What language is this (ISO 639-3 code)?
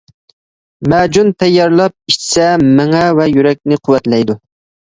uig